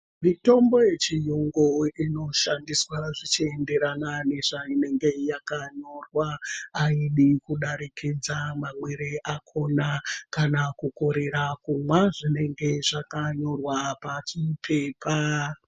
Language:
Ndau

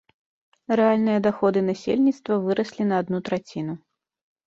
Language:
Belarusian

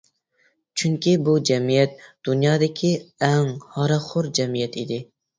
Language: Uyghur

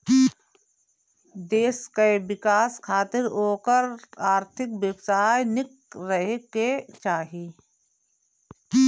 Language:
Bhojpuri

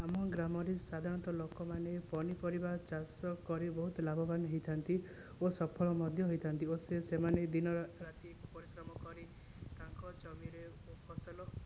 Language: Odia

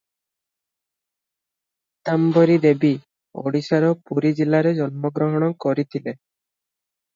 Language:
Odia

